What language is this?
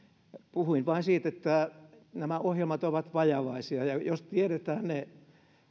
Finnish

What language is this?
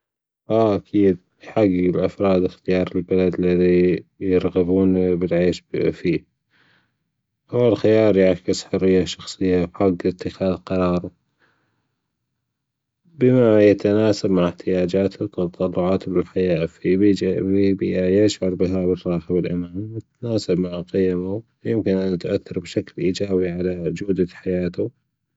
Gulf Arabic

